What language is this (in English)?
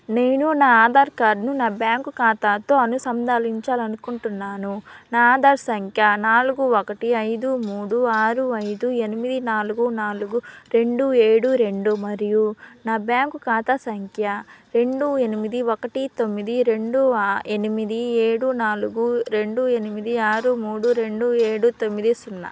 Telugu